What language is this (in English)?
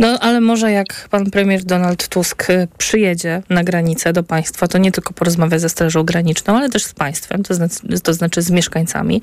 Polish